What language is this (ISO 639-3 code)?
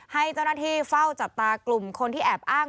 tha